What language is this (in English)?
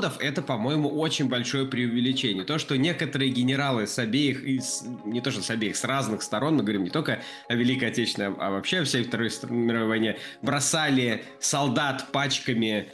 Russian